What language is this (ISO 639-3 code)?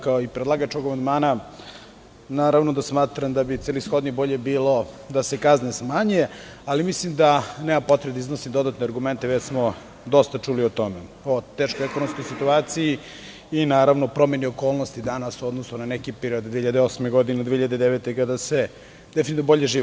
srp